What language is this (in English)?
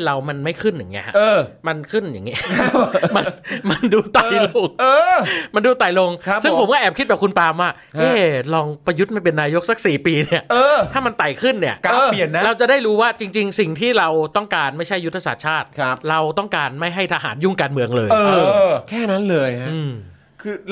Thai